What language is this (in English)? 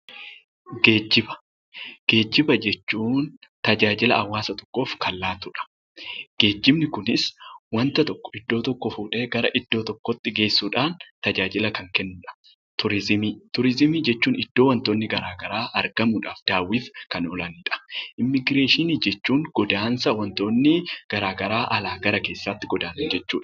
Oromo